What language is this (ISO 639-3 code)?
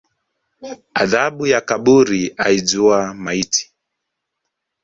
swa